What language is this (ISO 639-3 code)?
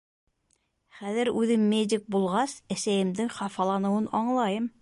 bak